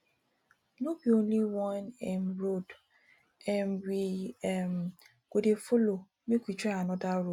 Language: Nigerian Pidgin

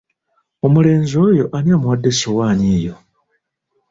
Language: Ganda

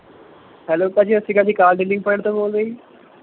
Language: Punjabi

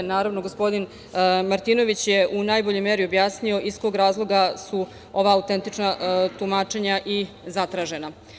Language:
Serbian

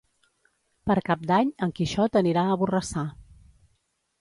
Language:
Catalan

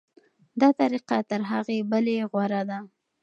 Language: Pashto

